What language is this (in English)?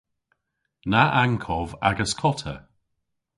Cornish